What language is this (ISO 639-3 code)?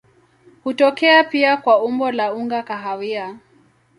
swa